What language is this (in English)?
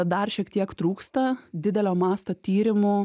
Lithuanian